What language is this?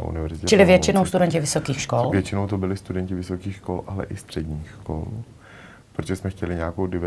Czech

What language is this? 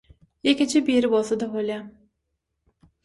Turkmen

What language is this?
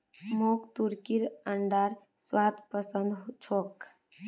Magahi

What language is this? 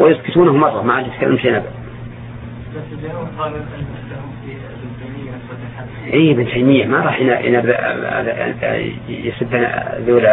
Arabic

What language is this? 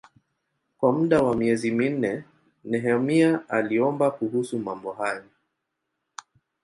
Swahili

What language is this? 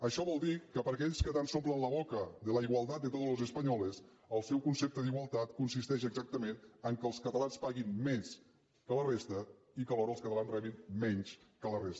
Catalan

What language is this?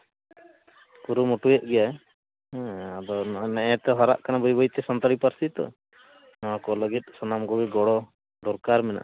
Santali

